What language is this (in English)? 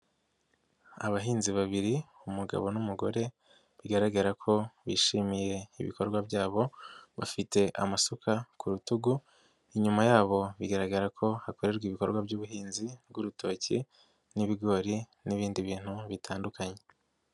Kinyarwanda